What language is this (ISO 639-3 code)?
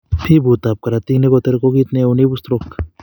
kln